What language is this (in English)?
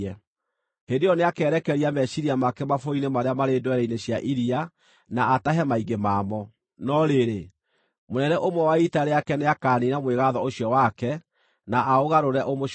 Kikuyu